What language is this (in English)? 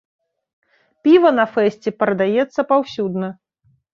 Belarusian